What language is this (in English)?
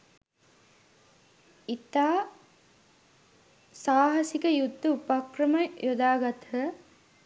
Sinhala